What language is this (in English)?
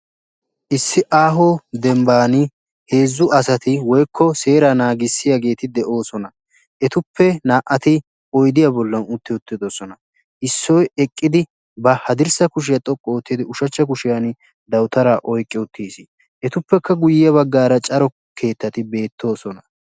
Wolaytta